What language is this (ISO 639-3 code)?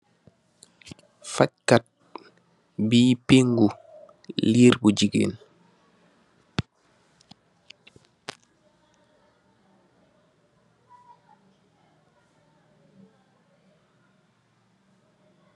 wol